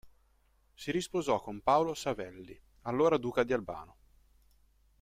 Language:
Italian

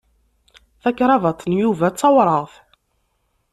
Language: Kabyle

